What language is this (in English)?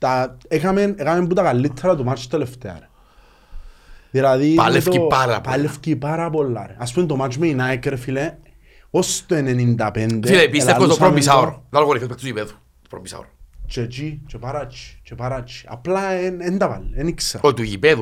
Greek